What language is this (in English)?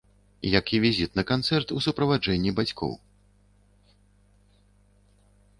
Belarusian